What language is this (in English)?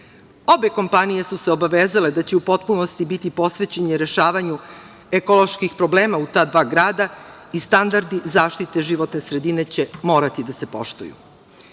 Serbian